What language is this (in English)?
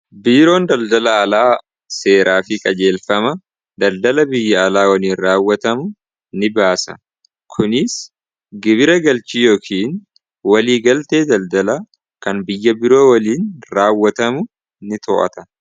Oromo